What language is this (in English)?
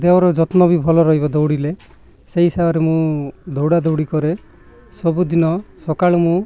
Odia